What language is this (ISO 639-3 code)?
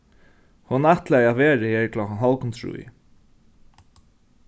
fao